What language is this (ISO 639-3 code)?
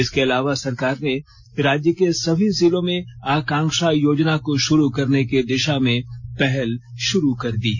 hin